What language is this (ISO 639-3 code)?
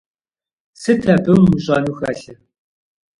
kbd